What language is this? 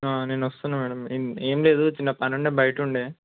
Telugu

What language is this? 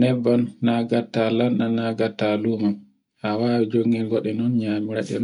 Borgu Fulfulde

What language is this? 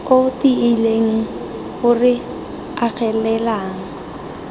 Tswana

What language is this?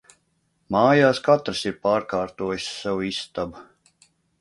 Latvian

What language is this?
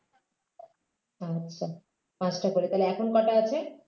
Bangla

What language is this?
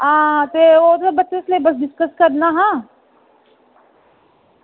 Dogri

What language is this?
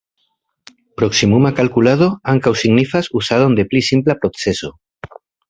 Esperanto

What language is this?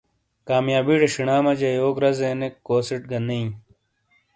Shina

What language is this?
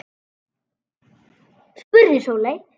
Icelandic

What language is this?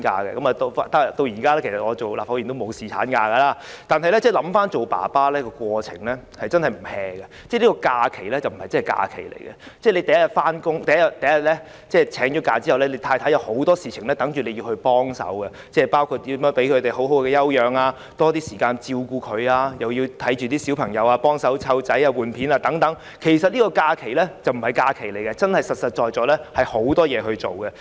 Cantonese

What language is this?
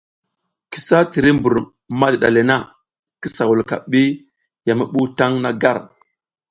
South Giziga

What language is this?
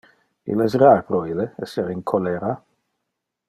Interlingua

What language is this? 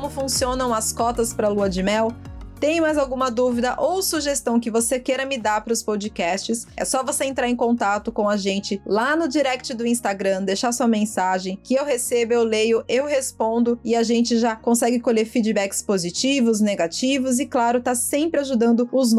Portuguese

